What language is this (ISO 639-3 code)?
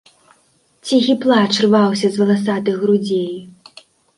bel